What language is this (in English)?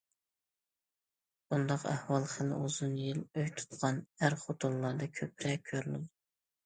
Uyghur